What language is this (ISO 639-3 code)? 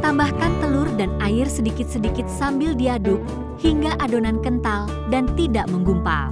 ind